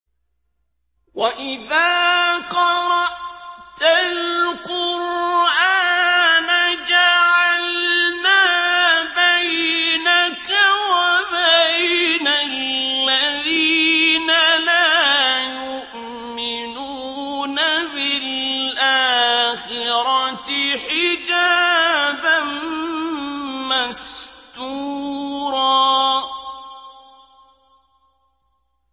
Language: Arabic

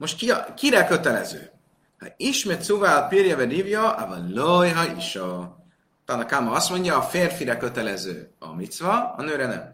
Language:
Hungarian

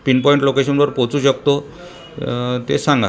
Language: Marathi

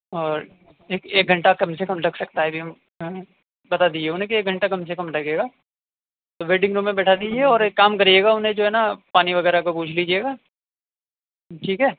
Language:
Urdu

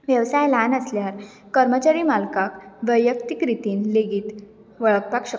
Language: Konkani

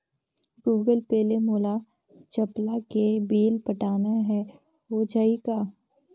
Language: Chhattisgarhi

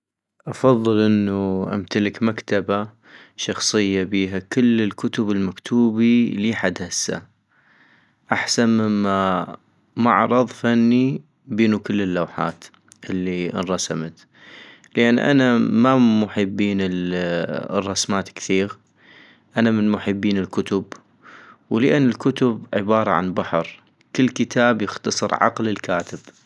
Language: North Mesopotamian Arabic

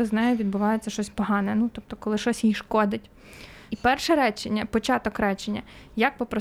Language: Ukrainian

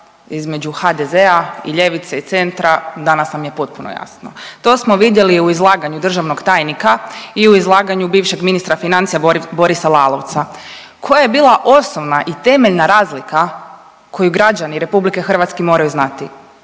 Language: Croatian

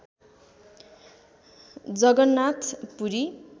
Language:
Nepali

